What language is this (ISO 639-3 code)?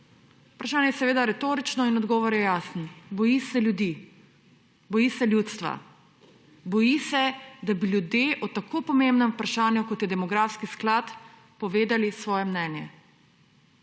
slv